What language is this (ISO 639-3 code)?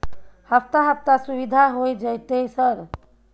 mai